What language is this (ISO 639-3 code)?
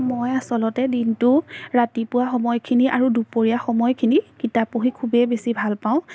asm